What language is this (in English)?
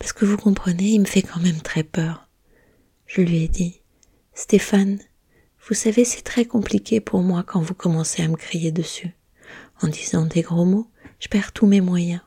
French